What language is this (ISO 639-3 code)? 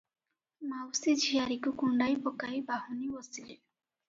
ori